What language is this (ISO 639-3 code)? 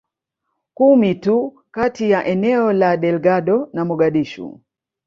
swa